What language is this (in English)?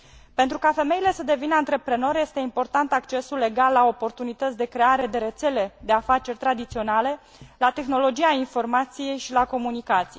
Romanian